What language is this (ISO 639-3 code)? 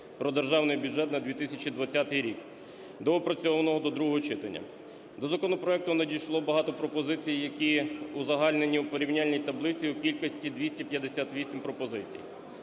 ukr